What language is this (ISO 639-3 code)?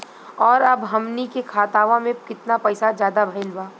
bho